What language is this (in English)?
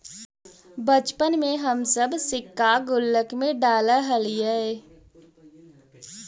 Magahi